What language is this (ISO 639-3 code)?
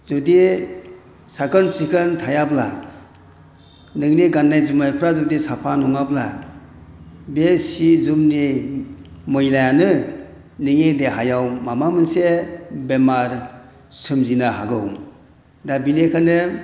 brx